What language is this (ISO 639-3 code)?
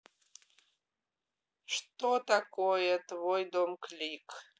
rus